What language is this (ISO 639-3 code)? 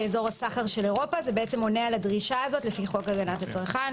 heb